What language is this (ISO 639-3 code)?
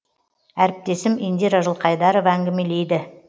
kaz